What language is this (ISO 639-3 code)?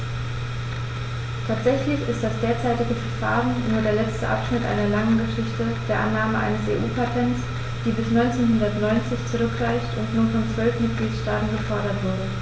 deu